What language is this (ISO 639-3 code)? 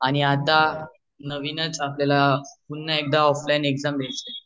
mar